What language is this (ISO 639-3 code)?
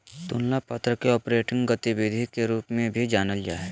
mag